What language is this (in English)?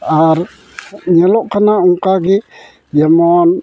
Santali